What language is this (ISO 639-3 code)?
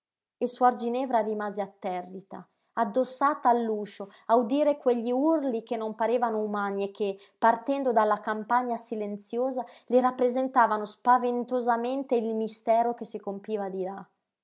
ita